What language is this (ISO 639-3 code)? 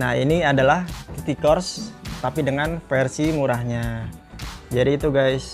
ind